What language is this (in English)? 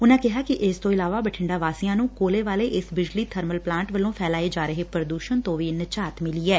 Punjabi